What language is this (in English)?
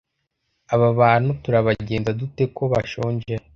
Kinyarwanda